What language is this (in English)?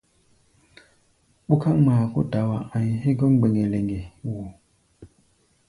Gbaya